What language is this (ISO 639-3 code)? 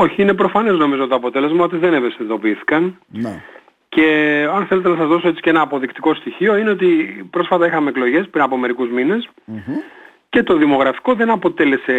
ell